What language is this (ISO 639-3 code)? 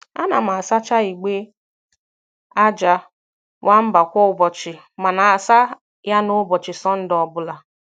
ibo